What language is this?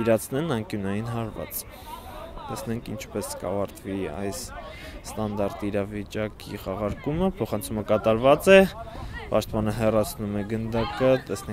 Romanian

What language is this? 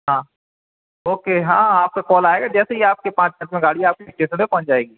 Hindi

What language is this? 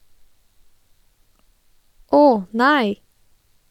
Norwegian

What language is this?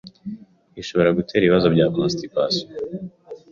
Kinyarwanda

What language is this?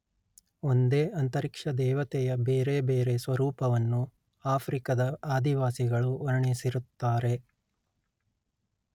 Kannada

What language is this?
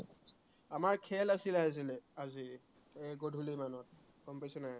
Assamese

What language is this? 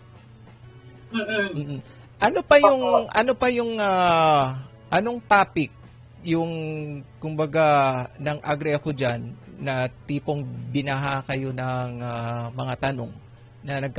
Filipino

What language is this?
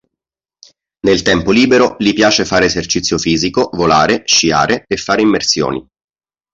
Italian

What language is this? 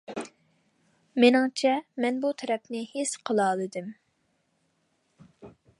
Uyghur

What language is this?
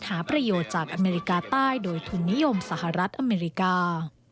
Thai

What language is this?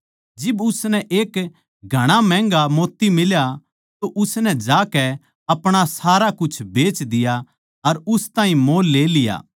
Haryanvi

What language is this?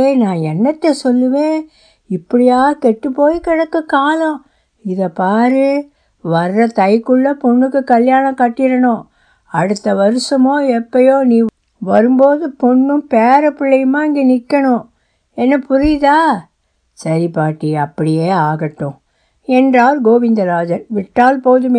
Tamil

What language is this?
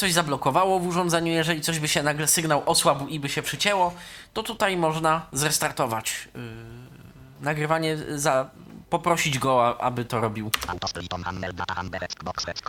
Polish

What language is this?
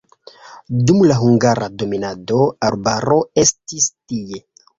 Esperanto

